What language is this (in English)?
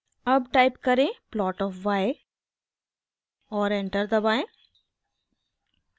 Hindi